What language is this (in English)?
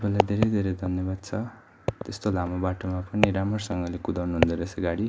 Nepali